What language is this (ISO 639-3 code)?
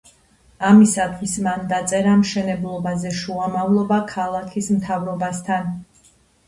kat